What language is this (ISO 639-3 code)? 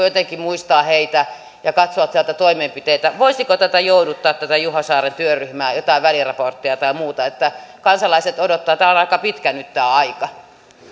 fin